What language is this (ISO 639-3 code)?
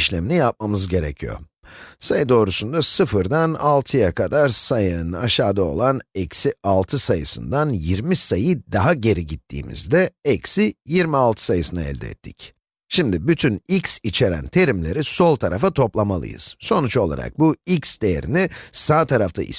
tur